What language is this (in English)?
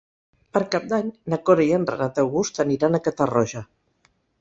Catalan